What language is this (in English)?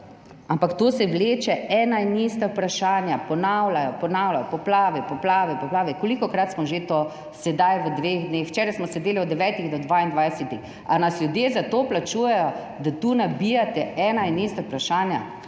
Slovenian